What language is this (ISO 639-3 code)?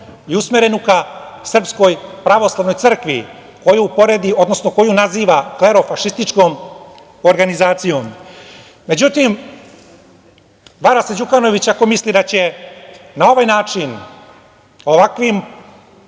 srp